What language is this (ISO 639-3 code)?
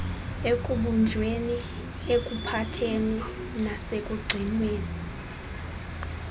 xho